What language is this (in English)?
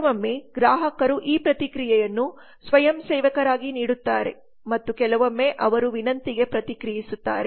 Kannada